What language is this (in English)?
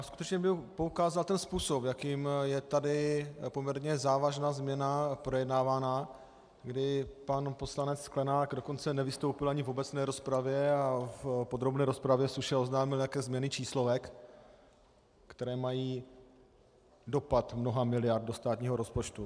Czech